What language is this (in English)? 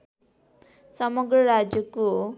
Nepali